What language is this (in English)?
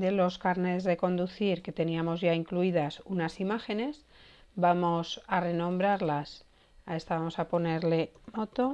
Spanish